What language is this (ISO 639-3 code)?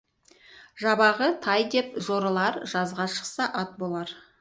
kaz